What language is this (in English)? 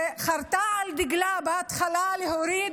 Hebrew